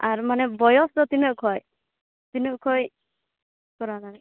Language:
Santali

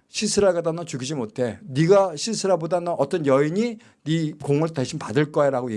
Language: Korean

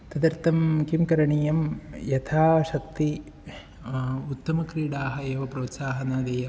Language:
Sanskrit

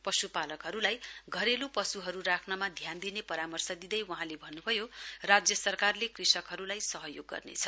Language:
Nepali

